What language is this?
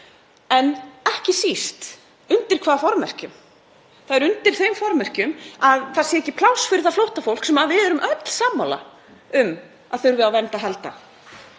Icelandic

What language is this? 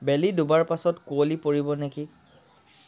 Assamese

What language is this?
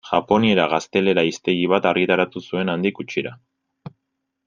Basque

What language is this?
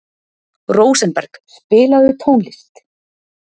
Icelandic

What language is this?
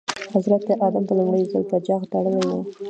Pashto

